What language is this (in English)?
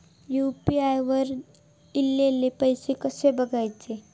Marathi